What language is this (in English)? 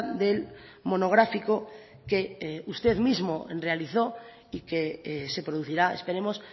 Spanish